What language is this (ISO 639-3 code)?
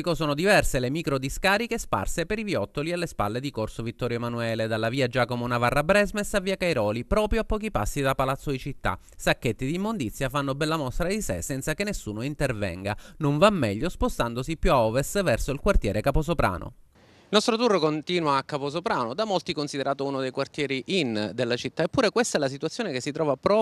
ita